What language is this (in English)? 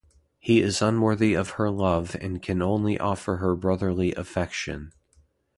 English